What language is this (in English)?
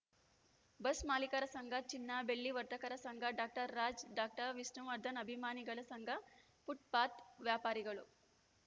Kannada